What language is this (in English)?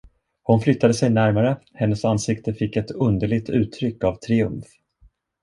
Swedish